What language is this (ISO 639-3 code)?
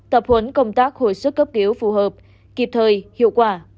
vie